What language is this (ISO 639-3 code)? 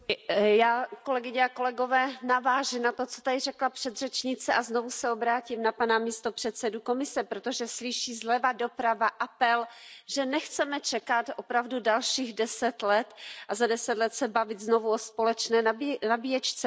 ces